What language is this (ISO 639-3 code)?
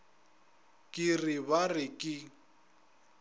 nso